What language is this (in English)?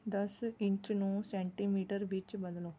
Punjabi